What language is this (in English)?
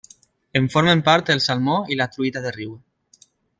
Catalan